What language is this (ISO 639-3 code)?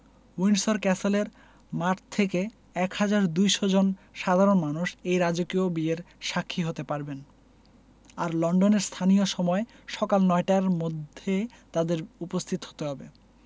ben